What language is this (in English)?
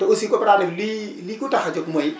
Wolof